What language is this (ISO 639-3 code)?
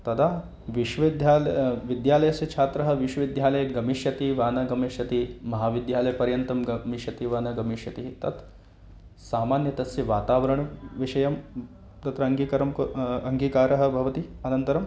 san